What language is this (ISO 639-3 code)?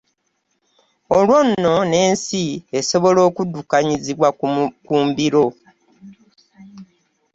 lug